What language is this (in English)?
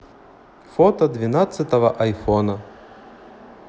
Russian